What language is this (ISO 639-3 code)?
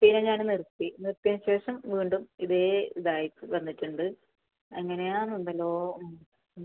mal